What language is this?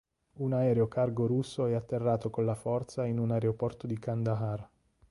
Italian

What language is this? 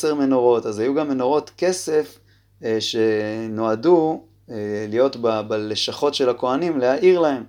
Hebrew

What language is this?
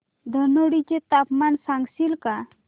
Marathi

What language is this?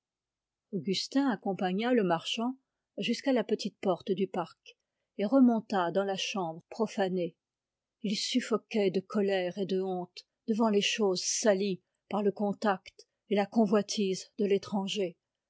French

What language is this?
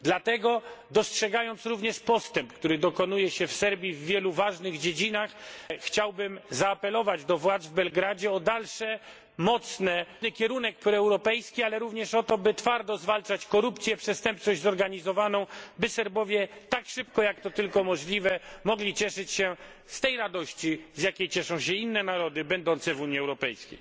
Polish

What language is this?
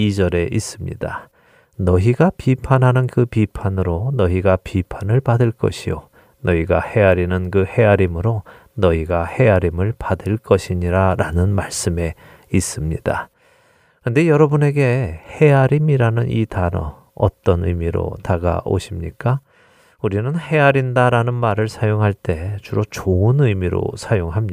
Korean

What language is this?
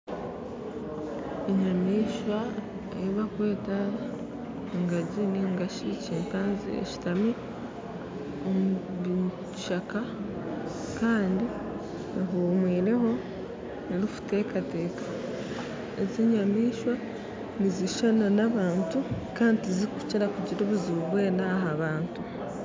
Nyankole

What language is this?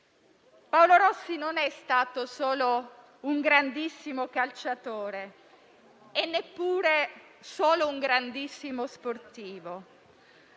Italian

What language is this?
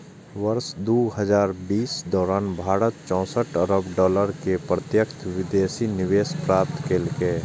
Maithili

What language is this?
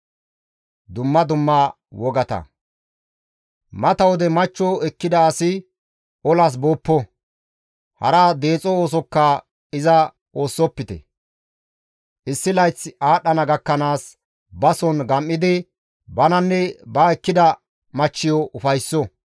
Gamo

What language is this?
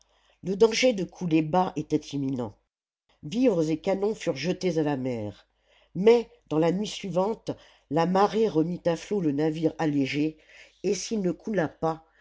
French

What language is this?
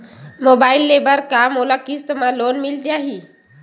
Chhattisgarhi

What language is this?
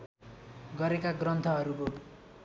Nepali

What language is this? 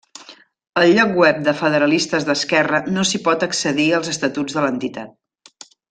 Catalan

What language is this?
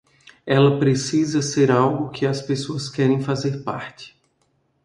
Portuguese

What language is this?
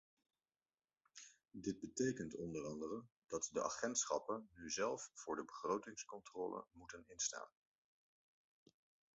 Dutch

